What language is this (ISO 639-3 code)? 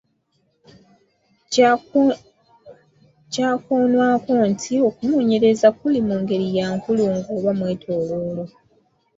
lug